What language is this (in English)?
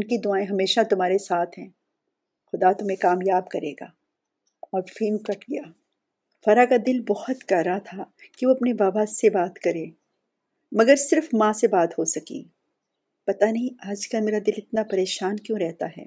Urdu